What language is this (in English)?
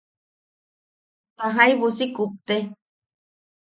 Yaqui